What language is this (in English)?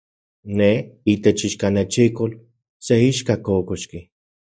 Central Puebla Nahuatl